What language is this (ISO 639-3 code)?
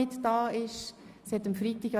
gsw